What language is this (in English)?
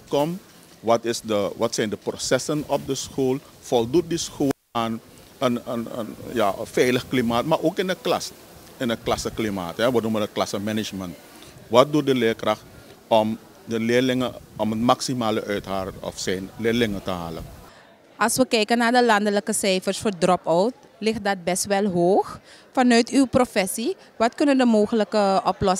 Dutch